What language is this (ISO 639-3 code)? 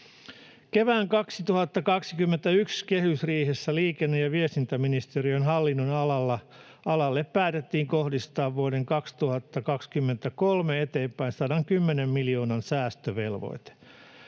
fin